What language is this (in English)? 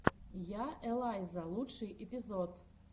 Russian